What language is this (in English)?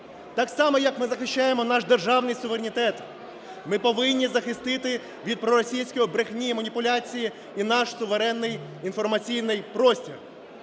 Ukrainian